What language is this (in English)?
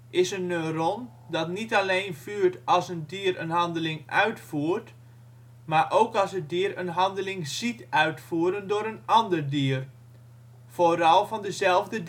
Dutch